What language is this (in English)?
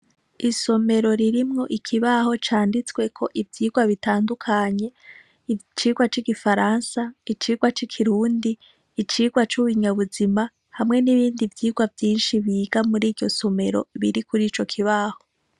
Rundi